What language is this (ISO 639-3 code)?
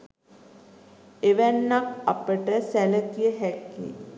sin